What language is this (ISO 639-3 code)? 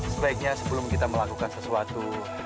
ind